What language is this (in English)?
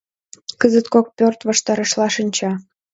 Mari